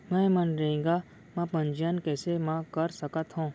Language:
Chhattisgarhi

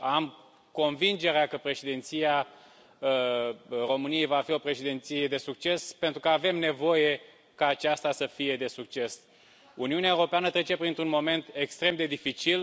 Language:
Romanian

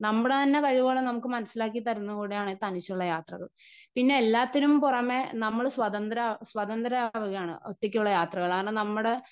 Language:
Malayalam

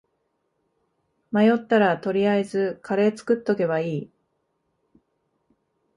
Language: Japanese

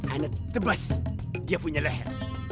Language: Indonesian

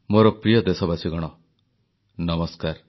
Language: Odia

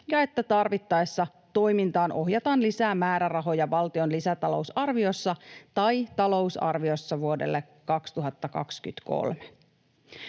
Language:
Finnish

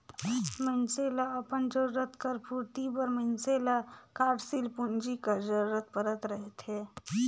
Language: Chhattisgarhi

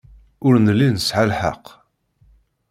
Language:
Kabyle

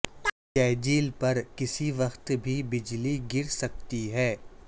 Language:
Urdu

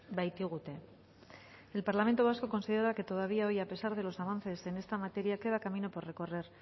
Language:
Spanish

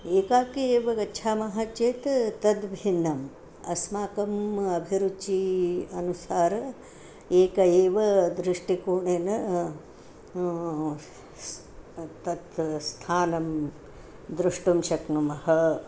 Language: Sanskrit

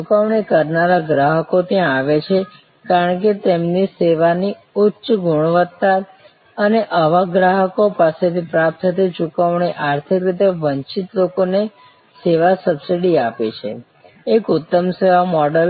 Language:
Gujarati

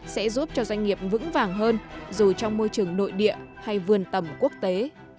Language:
Vietnamese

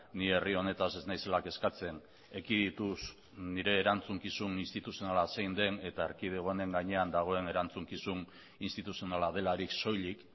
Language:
Basque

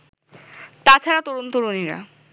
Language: Bangla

